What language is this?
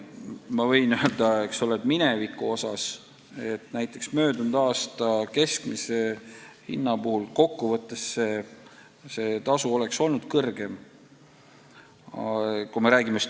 Estonian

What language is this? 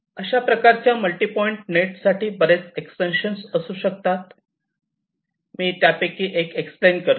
Marathi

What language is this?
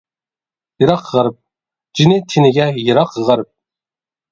Uyghur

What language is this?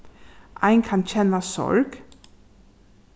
Faroese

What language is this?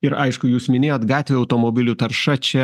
Lithuanian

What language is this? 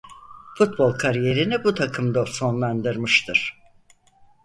Turkish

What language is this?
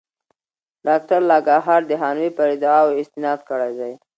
Pashto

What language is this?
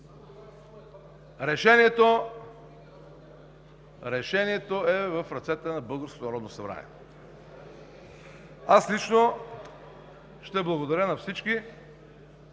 Bulgarian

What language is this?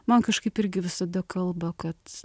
Lithuanian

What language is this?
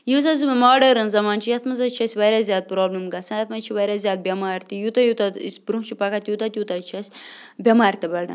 Kashmiri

